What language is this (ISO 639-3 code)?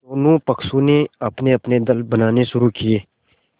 hin